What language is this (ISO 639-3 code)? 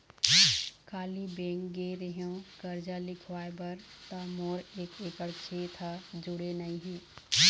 hne